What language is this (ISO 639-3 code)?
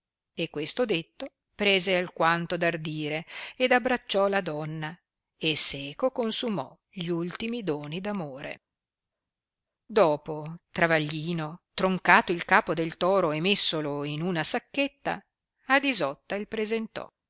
ita